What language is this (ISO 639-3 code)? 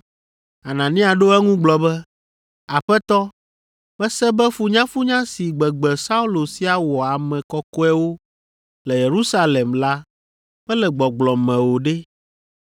ewe